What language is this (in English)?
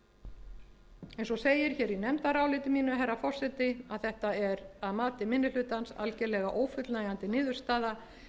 Icelandic